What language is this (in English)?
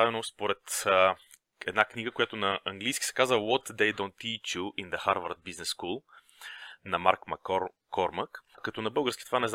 Bulgarian